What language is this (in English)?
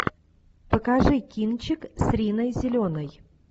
Russian